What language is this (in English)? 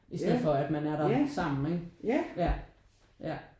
Danish